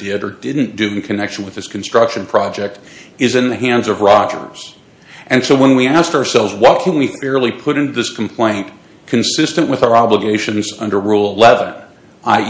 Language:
English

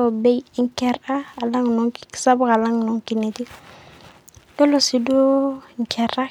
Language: Masai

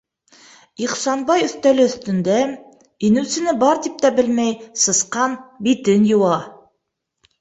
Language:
Bashkir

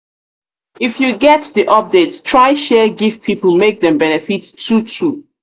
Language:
Nigerian Pidgin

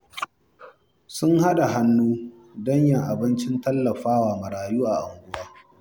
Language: Hausa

